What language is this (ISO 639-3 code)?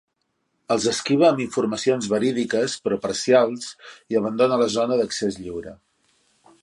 cat